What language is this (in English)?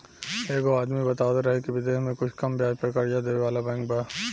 Bhojpuri